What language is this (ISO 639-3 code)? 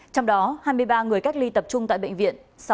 vie